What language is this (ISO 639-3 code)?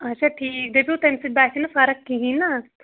kas